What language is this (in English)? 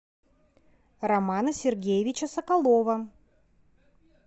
Russian